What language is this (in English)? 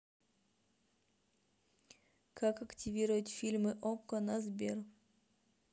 Russian